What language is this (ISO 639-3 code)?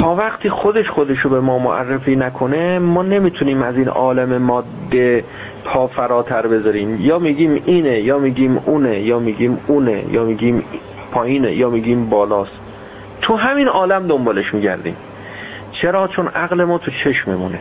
fas